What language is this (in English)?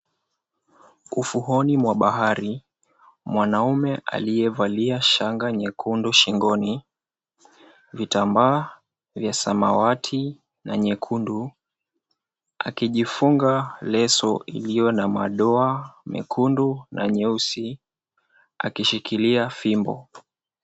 Swahili